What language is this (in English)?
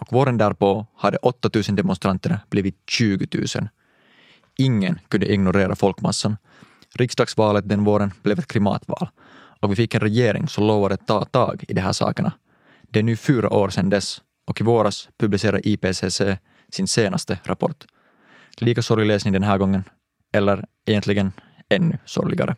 Swedish